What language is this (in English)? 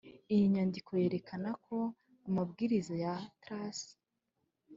Kinyarwanda